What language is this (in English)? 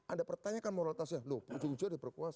Indonesian